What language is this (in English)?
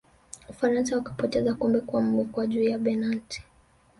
Swahili